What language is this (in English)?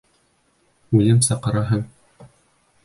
Bashkir